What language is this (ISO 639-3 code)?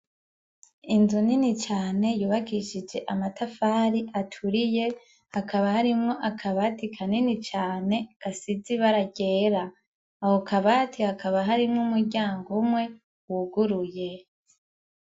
run